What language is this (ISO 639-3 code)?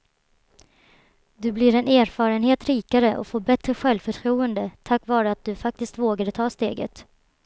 swe